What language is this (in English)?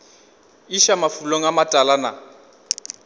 Northern Sotho